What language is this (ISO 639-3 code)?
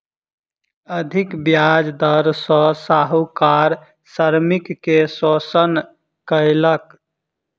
mai